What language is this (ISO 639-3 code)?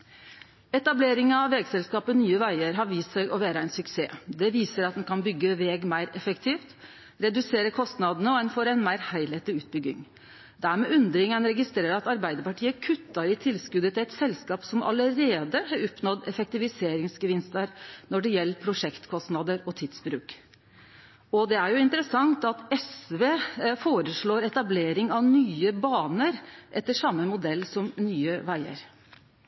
nno